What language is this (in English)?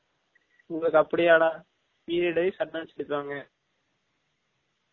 Tamil